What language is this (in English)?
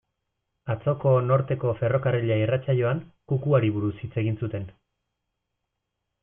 Basque